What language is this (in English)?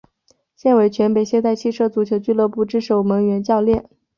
Chinese